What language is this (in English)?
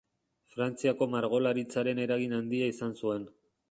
Basque